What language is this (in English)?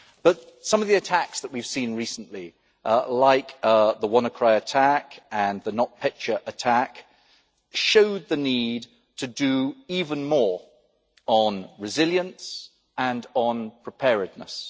English